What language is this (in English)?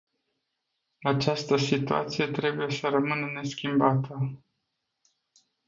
Romanian